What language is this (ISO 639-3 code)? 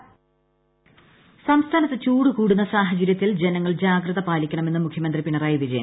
mal